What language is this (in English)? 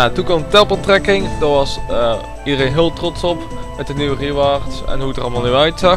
Dutch